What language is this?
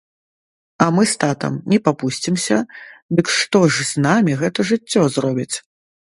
Belarusian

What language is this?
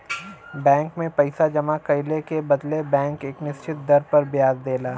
Bhojpuri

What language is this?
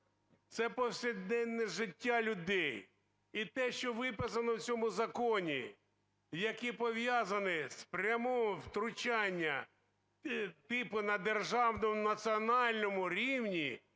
Ukrainian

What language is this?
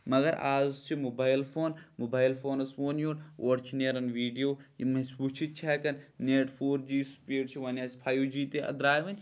Kashmiri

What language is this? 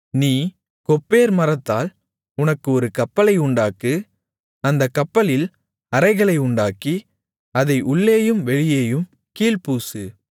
Tamil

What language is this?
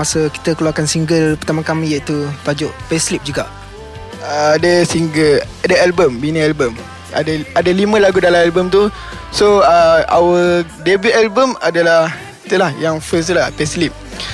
Malay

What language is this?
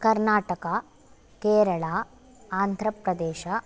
Sanskrit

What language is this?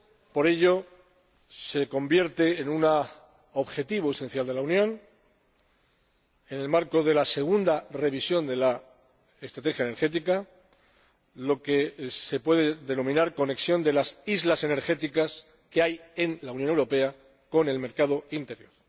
Spanish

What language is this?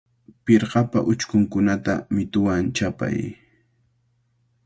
Cajatambo North Lima Quechua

